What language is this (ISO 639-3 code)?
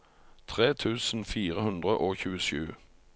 nor